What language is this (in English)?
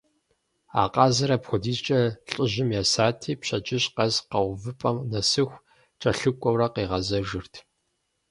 Kabardian